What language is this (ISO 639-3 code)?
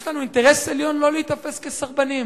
heb